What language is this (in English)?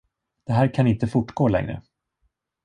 Swedish